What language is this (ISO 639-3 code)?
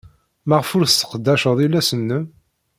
kab